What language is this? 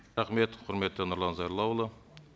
Kazakh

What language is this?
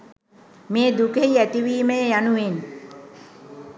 Sinhala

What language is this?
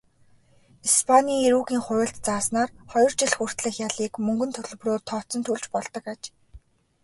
Mongolian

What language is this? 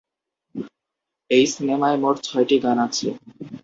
Bangla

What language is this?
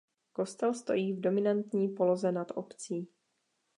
Czech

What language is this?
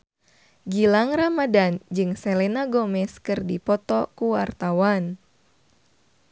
Sundanese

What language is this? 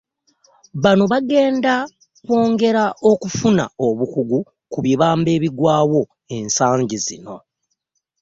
Ganda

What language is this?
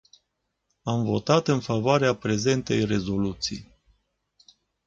Romanian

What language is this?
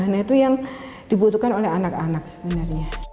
Indonesian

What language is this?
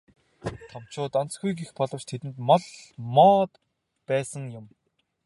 Mongolian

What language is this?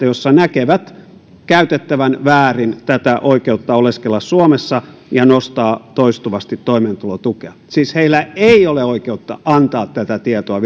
Finnish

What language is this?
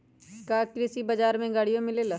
Magahi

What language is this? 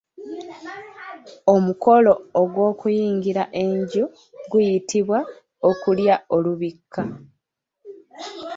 Ganda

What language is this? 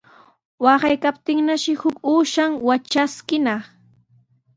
Sihuas Ancash Quechua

